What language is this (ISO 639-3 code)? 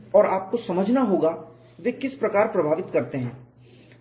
hin